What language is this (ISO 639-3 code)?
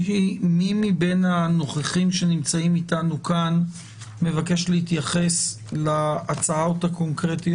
heb